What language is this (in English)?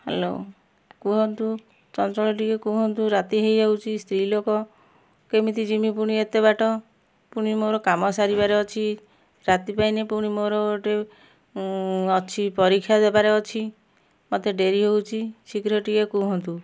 Odia